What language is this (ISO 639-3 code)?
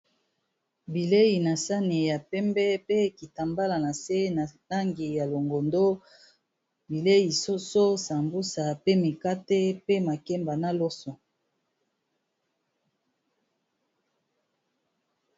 lin